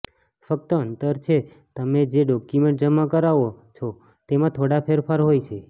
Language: Gujarati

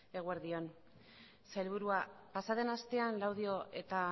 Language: Basque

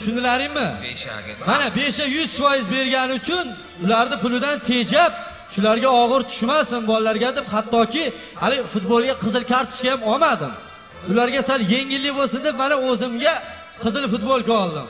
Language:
Turkish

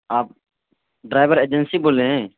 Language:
Urdu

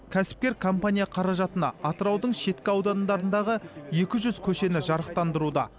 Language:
Kazakh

